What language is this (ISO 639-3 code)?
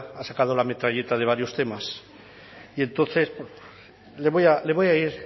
spa